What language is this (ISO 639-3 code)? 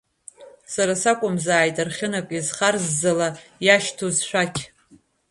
abk